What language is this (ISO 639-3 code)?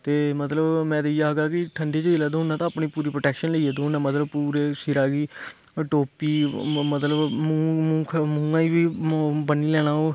doi